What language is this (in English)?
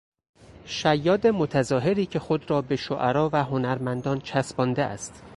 Persian